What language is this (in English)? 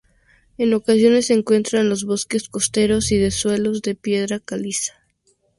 Spanish